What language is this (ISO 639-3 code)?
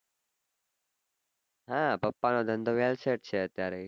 guj